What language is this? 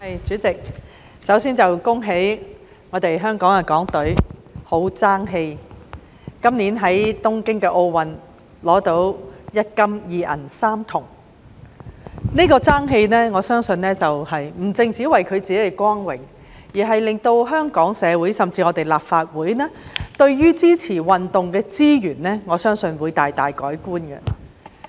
Cantonese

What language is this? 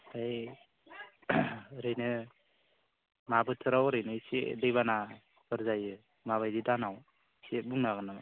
Bodo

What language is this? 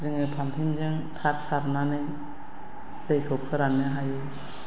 Bodo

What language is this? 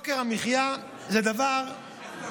Hebrew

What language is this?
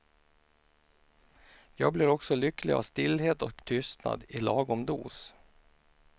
Swedish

